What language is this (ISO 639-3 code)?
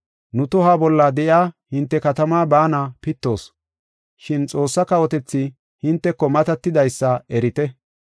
gof